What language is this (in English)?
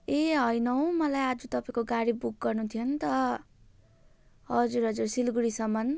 Nepali